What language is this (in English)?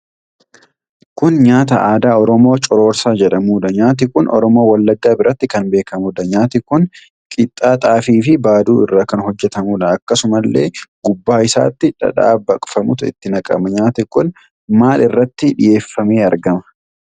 Oromo